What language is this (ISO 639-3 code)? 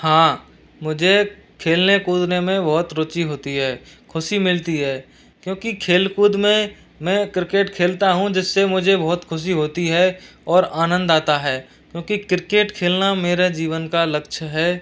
hin